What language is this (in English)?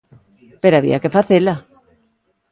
Galician